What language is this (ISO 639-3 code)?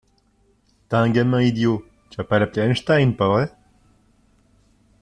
fra